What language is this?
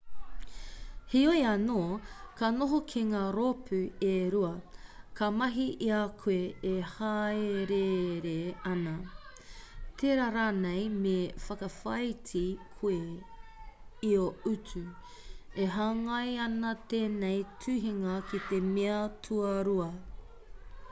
Māori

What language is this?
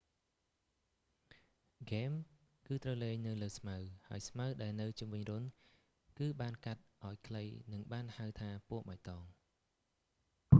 Khmer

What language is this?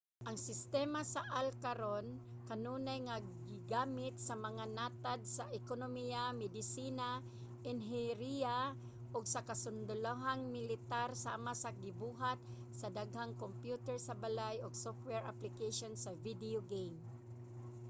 Cebuano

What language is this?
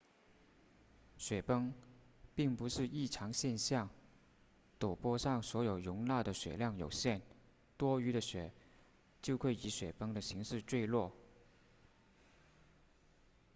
Chinese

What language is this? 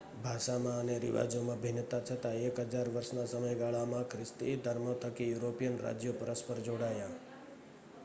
Gujarati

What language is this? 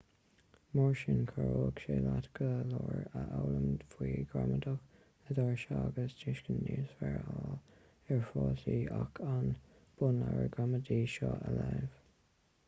Irish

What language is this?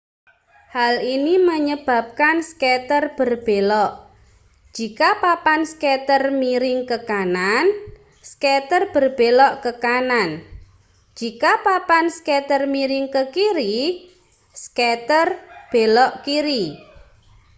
Indonesian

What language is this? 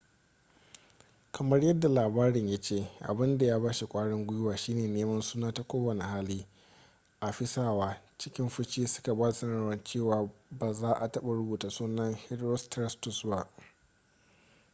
Hausa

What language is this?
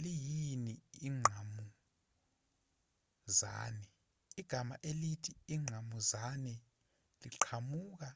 Zulu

